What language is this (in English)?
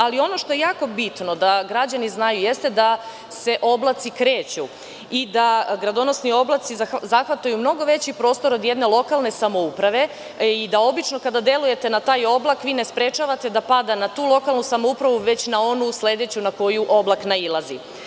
Serbian